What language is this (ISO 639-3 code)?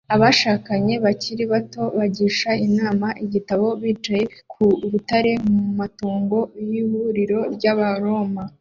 kin